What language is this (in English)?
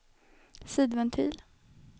Swedish